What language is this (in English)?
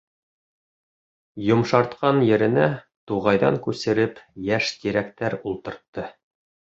Bashkir